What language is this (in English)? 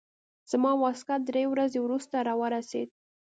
Pashto